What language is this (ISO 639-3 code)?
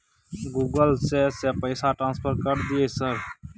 mai